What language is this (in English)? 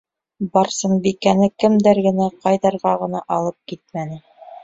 Bashkir